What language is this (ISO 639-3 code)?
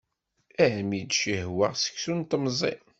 kab